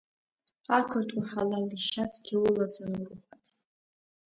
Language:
Abkhazian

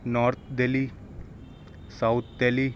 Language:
Urdu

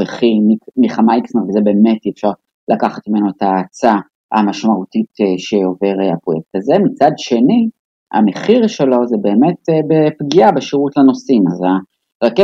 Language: Hebrew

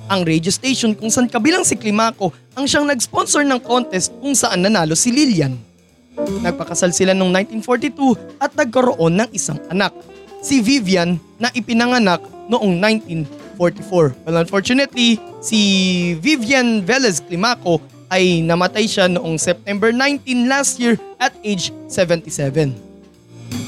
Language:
Filipino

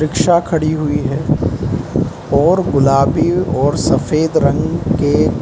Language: Hindi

